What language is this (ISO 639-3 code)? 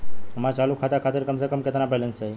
bho